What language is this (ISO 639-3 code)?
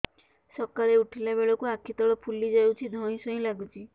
ori